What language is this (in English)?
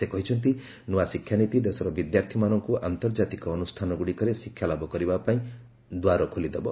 Odia